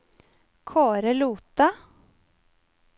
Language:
Norwegian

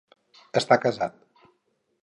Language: Catalan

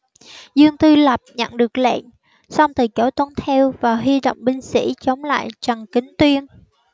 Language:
Vietnamese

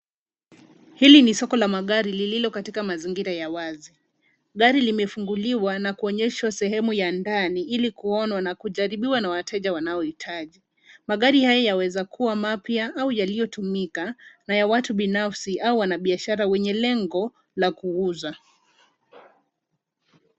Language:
Swahili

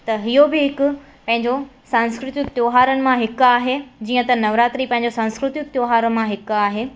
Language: Sindhi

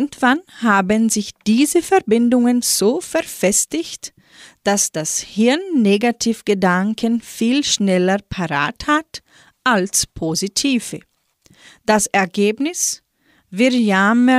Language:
German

